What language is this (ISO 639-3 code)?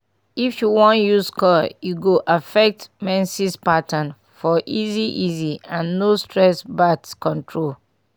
pcm